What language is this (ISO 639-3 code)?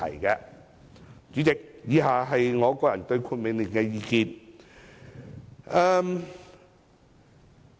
yue